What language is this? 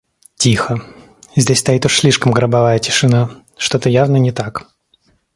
Russian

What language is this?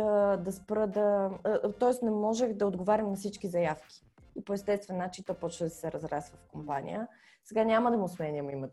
Bulgarian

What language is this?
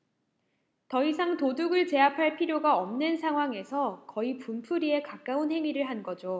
Korean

